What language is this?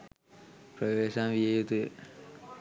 Sinhala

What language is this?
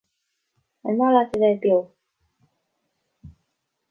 Irish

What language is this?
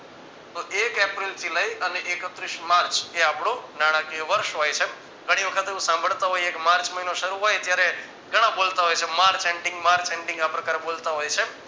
Gujarati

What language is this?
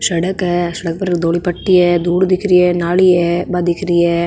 Marwari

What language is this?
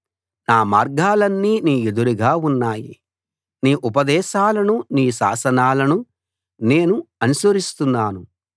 Telugu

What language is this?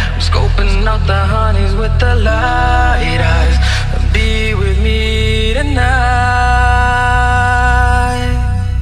English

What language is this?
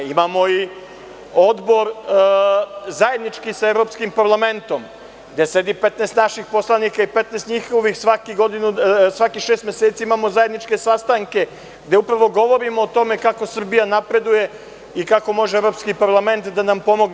Serbian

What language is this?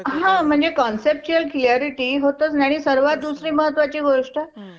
Marathi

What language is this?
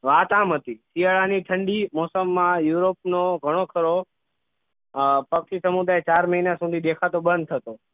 Gujarati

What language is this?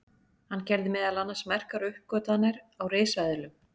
Icelandic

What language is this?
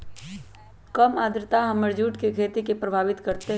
Magahi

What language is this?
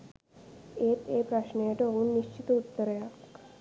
Sinhala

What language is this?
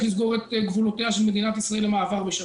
Hebrew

